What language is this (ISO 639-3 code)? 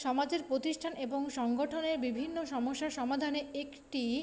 ben